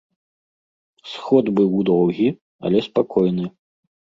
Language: Belarusian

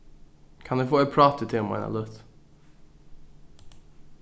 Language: Faroese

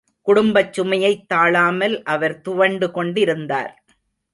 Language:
Tamil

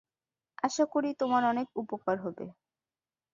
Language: Bangla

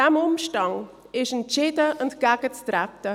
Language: Swiss German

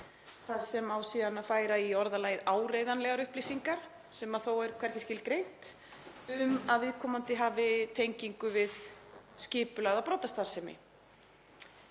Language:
Icelandic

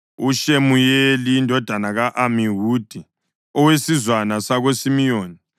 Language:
North Ndebele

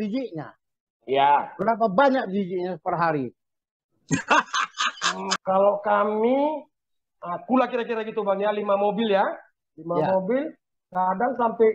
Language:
Indonesian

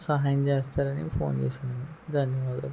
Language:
Telugu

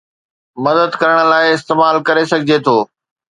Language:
Sindhi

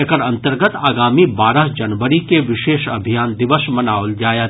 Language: Maithili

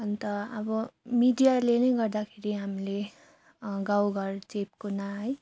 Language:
Nepali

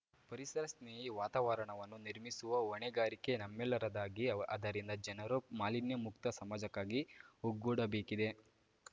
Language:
Kannada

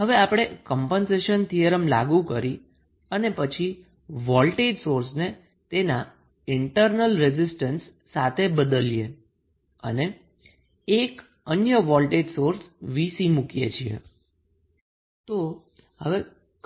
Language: Gujarati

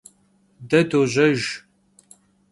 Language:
Kabardian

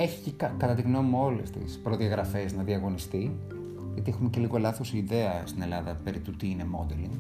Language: Greek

